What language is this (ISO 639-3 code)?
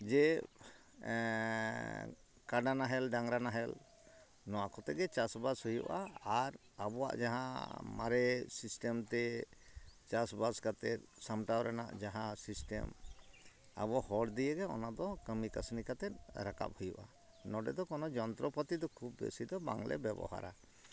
sat